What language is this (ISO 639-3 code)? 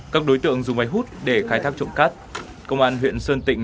vie